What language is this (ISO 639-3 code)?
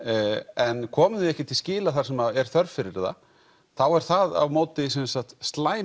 isl